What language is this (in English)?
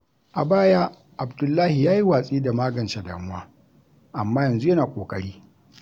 Hausa